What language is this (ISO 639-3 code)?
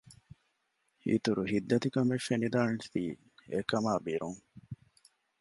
div